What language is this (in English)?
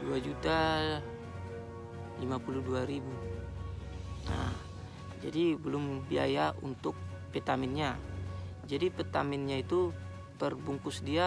Indonesian